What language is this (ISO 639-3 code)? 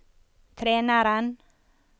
nor